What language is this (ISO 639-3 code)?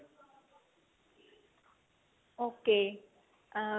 pan